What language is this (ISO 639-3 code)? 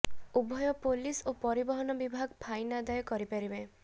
ori